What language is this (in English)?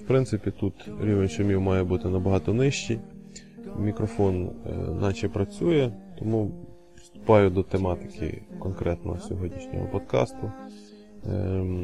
Ukrainian